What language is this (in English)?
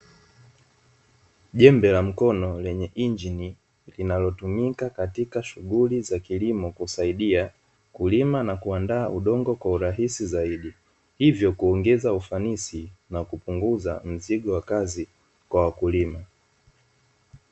Swahili